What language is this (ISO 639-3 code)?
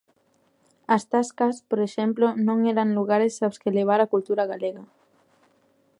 glg